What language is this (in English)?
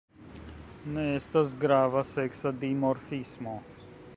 Esperanto